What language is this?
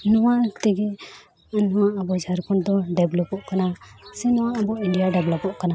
Santali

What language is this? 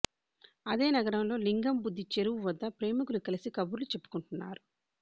Telugu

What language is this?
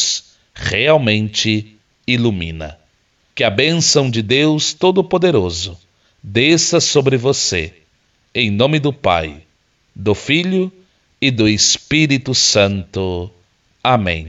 Portuguese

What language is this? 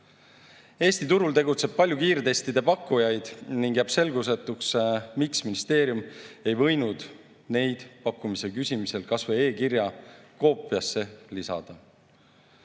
Estonian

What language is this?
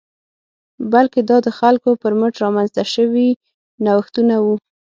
Pashto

